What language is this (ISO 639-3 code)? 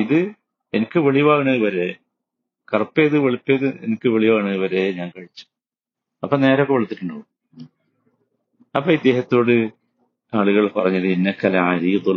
mal